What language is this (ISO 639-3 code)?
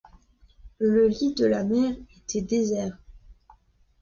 fra